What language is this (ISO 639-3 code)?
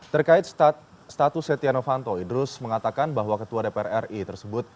ind